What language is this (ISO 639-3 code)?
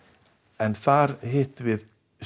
isl